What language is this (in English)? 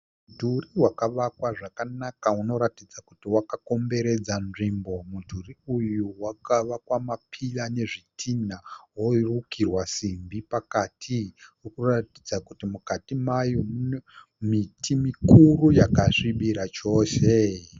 Shona